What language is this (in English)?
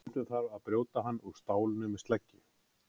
Icelandic